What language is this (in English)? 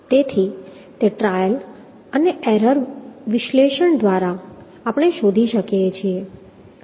Gujarati